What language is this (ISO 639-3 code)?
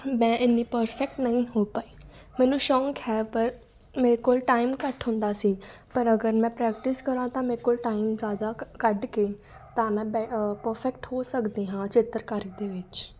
pan